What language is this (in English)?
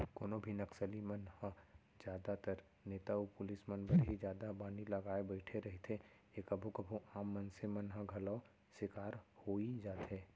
Chhattisgarhi